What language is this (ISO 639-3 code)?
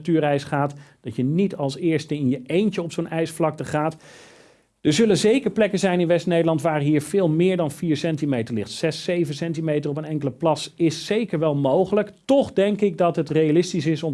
nld